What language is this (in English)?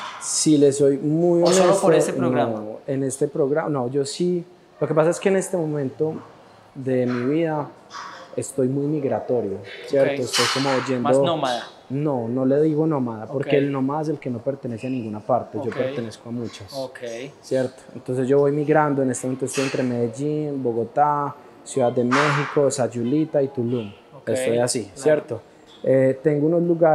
Spanish